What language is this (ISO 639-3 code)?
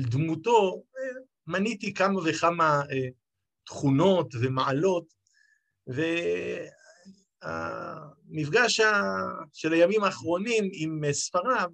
heb